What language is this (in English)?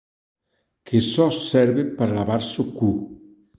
Galician